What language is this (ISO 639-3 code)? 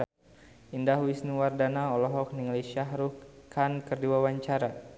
sun